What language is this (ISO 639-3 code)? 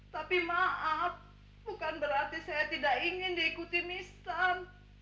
ind